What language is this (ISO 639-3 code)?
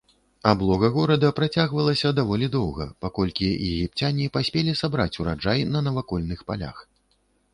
bel